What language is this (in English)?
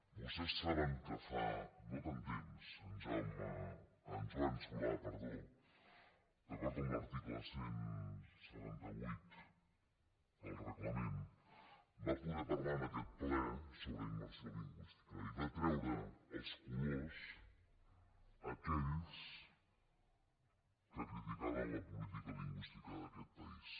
Catalan